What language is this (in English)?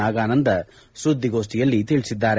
Kannada